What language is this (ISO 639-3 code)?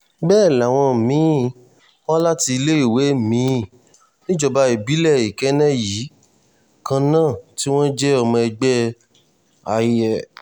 yor